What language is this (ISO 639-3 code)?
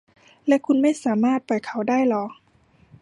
tha